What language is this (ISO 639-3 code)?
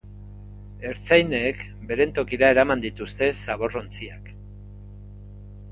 eus